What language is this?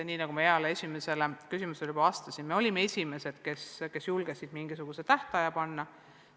Estonian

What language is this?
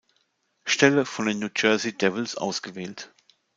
German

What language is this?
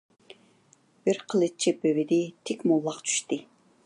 Uyghur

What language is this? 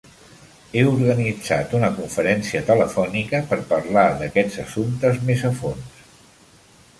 Catalan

